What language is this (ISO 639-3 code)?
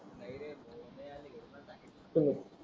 mar